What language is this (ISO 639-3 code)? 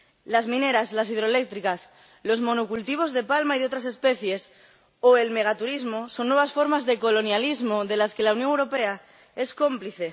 spa